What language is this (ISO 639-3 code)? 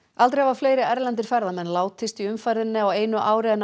isl